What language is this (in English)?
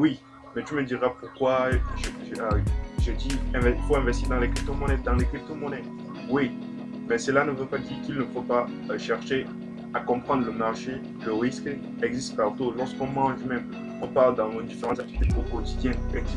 French